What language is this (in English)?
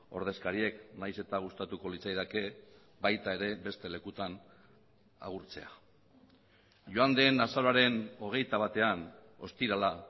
Basque